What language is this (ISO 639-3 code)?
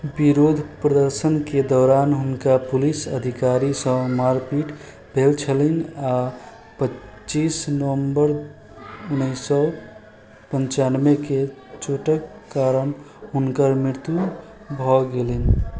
mai